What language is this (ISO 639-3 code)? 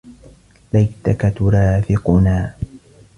ara